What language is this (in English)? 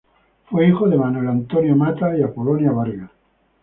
Spanish